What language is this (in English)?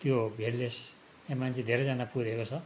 Nepali